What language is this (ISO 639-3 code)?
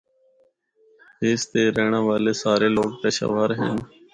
hno